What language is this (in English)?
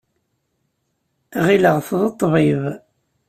Kabyle